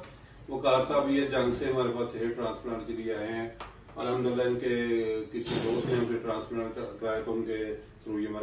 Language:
Hindi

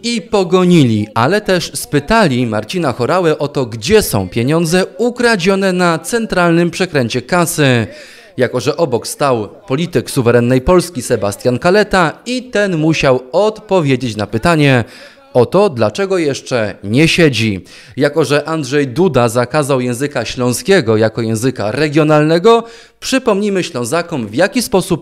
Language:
Polish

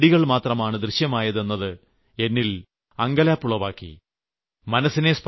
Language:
Malayalam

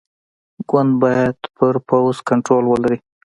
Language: Pashto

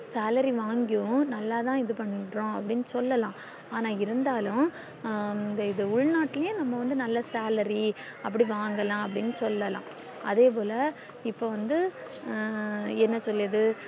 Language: Tamil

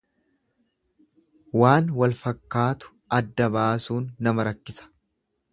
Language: Oromo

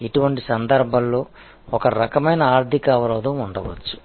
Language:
Telugu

